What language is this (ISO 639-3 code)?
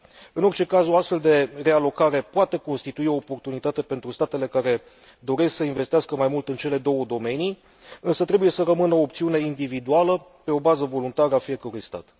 ron